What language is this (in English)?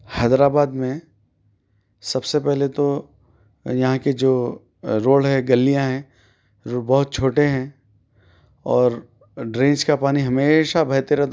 Urdu